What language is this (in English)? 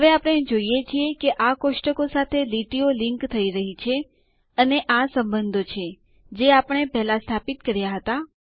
Gujarati